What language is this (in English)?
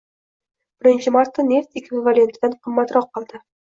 Uzbek